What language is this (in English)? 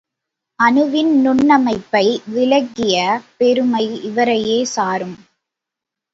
Tamil